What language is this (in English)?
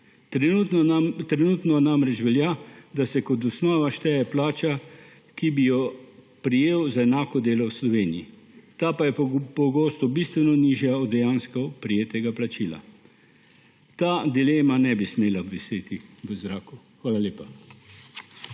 Slovenian